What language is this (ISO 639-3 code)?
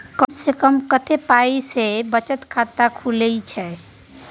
mai